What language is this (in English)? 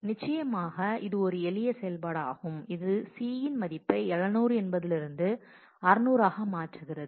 Tamil